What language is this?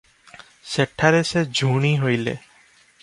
Odia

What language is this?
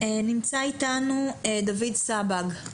Hebrew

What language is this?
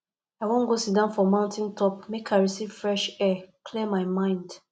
Nigerian Pidgin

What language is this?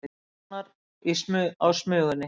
Icelandic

